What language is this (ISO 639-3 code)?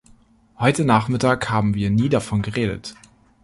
deu